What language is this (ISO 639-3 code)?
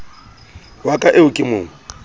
sot